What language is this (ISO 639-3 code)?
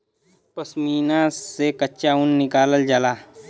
bho